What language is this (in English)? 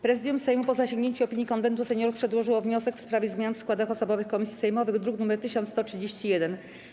Polish